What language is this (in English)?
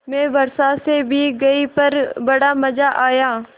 Hindi